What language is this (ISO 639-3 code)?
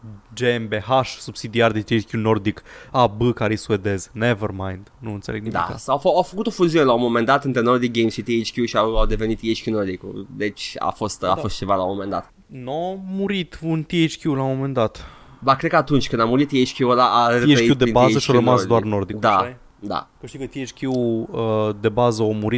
ron